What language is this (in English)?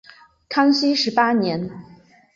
Chinese